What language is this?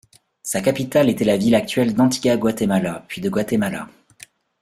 French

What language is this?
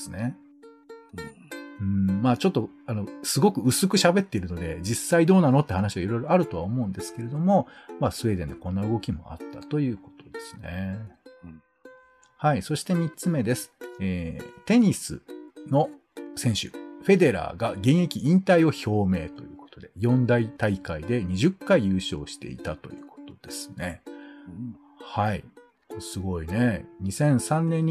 Japanese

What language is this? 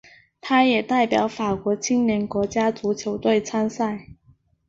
Chinese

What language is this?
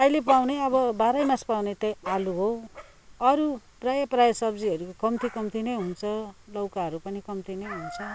Nepali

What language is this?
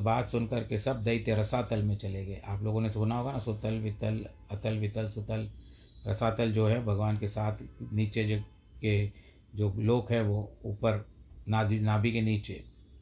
Hindi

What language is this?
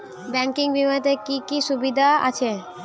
Bangla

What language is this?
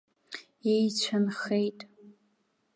Abkhazian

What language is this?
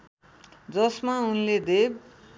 Nepali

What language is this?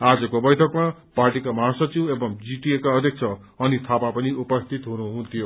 Nepali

